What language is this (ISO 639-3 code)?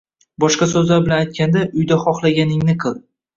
uzb